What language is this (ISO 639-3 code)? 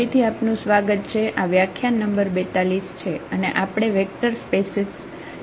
guj